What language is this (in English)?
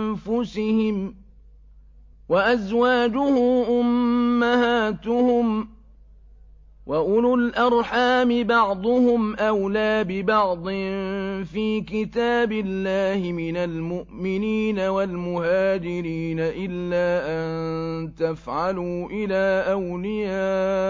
Arabic